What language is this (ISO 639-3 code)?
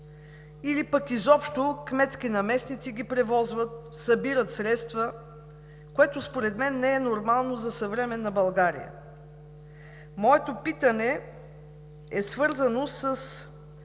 bul